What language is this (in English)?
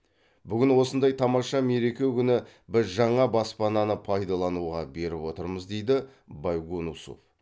Kazakh